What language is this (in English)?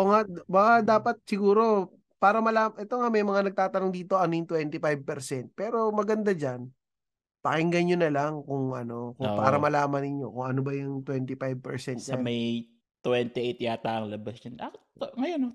Filipino